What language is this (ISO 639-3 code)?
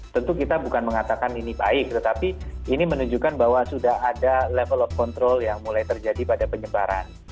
ind